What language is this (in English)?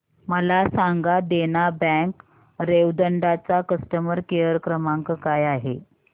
Marathi